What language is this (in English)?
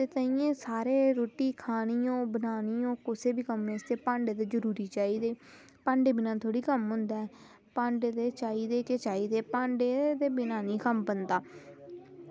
Dogri